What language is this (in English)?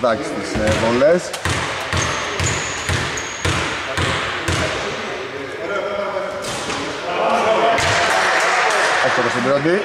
Greek